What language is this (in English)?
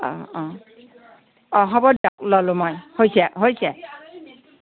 Assamese